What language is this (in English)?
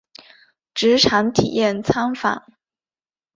Chinese